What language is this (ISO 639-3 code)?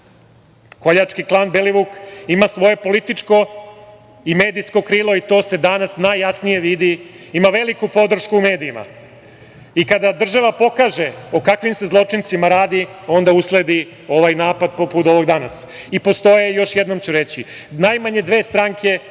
srp